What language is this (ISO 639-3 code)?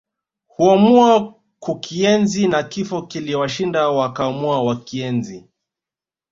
swa